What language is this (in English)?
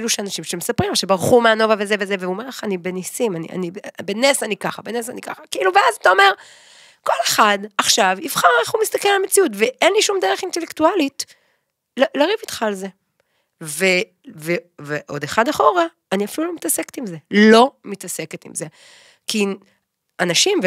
Hebrew